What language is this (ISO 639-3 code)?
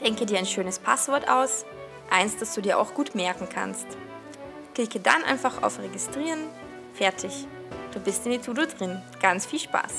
deu